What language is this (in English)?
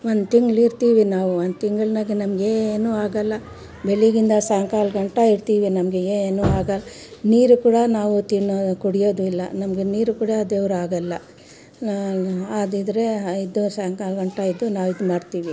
Kannada